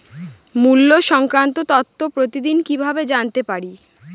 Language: Bangla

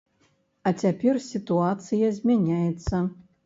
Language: Belarusian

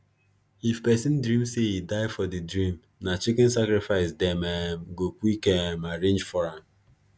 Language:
Nigerian Pidgin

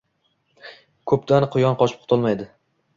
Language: Uzbek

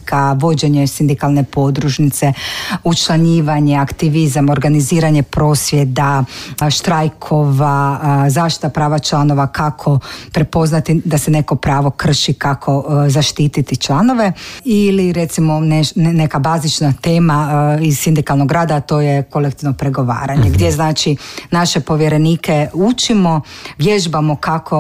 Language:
Croatian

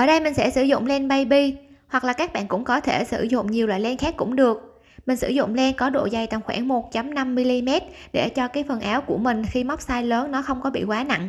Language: Vietnamese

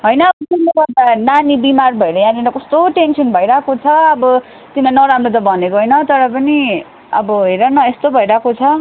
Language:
Nepali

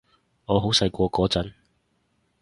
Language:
Cantonese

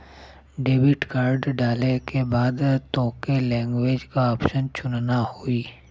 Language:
Bhojpuri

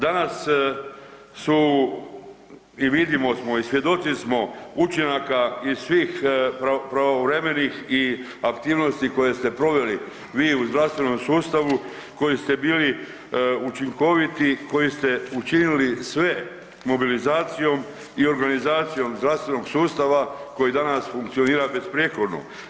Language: Croatian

